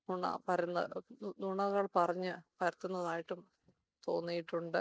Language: Malayalam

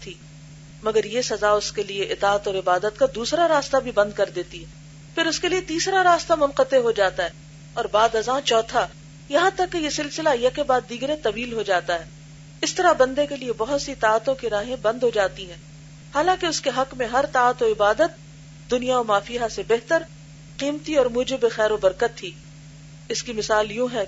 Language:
Urdu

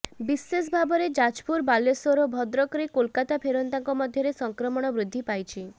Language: Odia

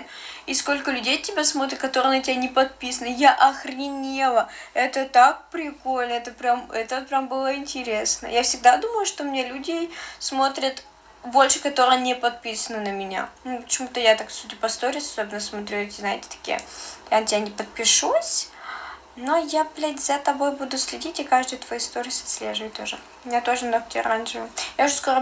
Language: Russian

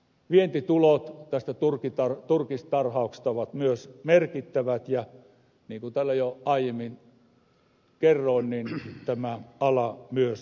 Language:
Finnish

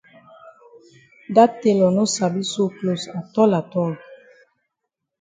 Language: Cameroon Pidgin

